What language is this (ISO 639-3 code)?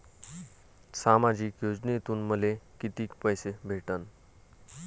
mar